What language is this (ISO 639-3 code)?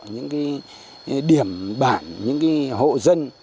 vie